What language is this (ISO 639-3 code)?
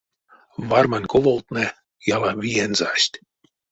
myv